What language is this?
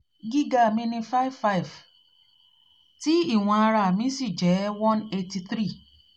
Yoruba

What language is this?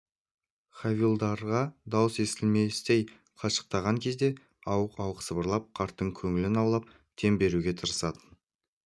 Kazakh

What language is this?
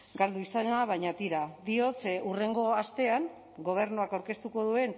Basque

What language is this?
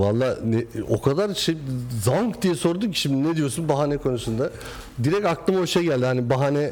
Turkish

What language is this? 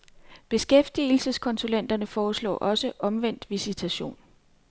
Danish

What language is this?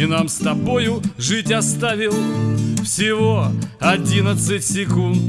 Russian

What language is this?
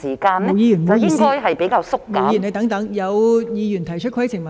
Cantonese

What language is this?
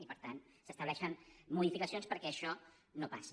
Catalan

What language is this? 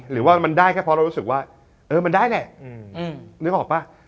Thai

